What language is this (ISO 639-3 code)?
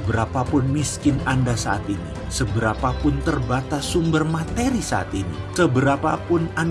ind